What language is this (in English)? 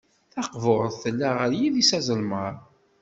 Kabyle